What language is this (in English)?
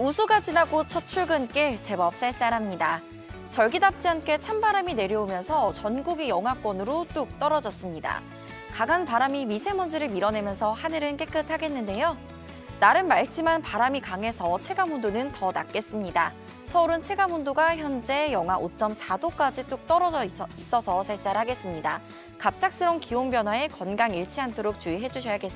Korean